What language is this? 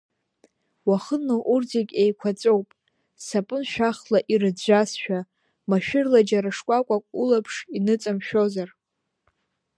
Abkhazian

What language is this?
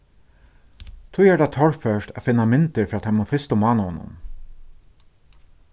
Faroese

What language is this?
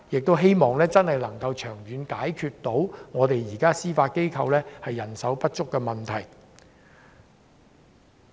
Cantonese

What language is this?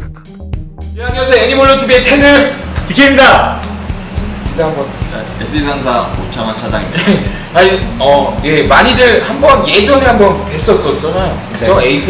Korean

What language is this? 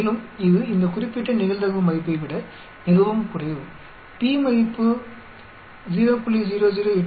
Tamil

